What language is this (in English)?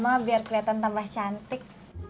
Indonesian